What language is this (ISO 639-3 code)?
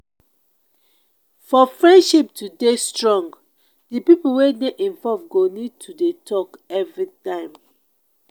pcm